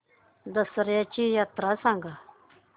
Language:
Marathi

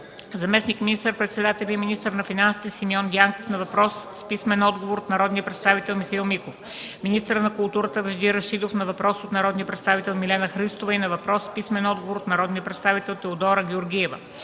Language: Bulgarian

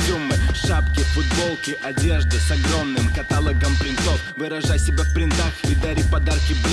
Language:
Russian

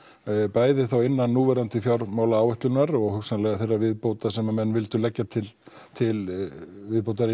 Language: Icelandic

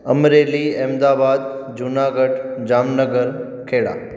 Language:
Sindhi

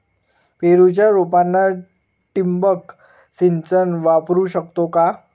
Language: Marathi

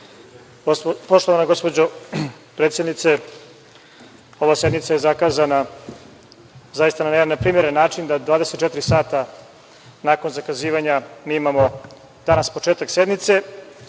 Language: Serbian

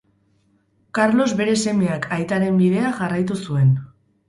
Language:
Basque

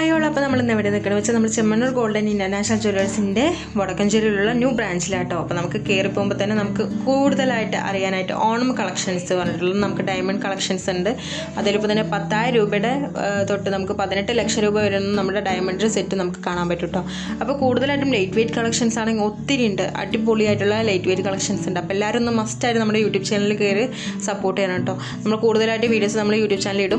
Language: Japanese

